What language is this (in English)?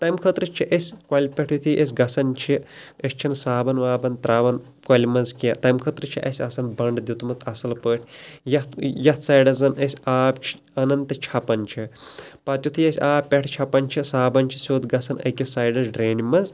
Kashmiri